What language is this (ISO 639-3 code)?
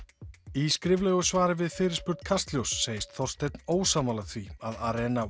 isl